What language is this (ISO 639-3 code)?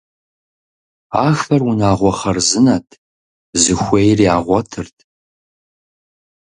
kbd